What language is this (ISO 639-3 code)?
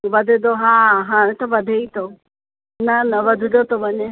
snd